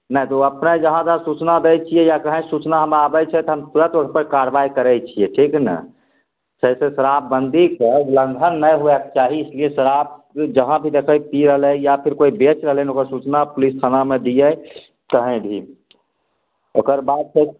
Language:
Maithili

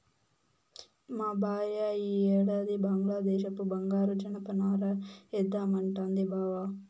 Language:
Telugu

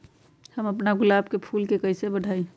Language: Magahi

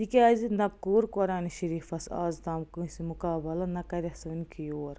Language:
Kashmiri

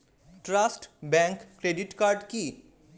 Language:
Bangla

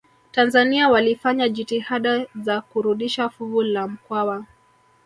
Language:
Swahili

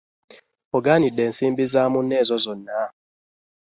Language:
Ganda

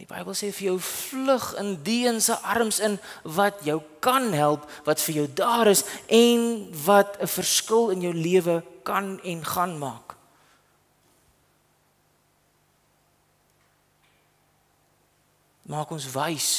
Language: Dutch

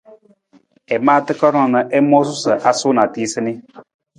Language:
Nawdm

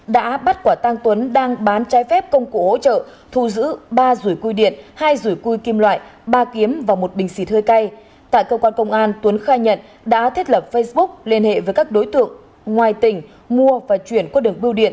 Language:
Vietnamese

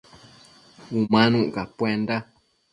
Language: Matsés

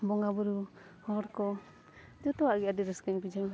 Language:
Santali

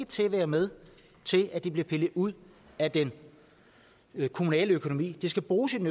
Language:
Danish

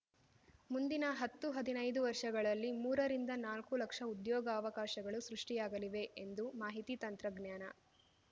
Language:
Kannada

